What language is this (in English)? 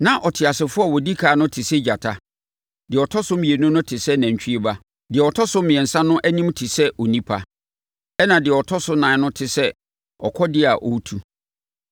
Akan